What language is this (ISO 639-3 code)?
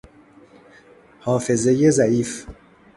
fas